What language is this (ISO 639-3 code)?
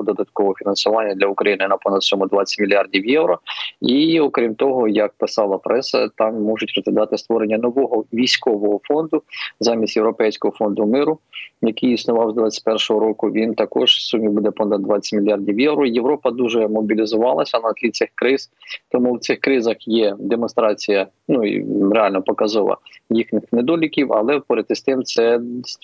ukr